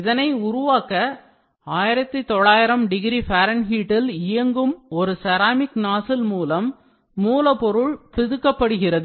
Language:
Tamil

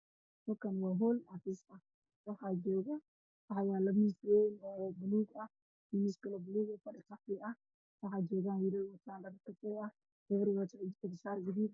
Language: Somali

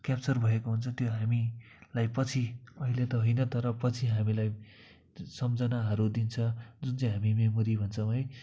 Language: Nepali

